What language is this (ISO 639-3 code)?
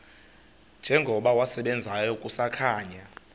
xho